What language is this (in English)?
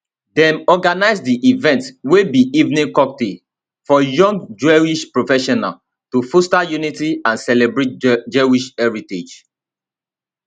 Nigerian Pidgin